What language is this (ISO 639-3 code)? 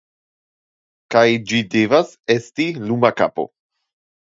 epo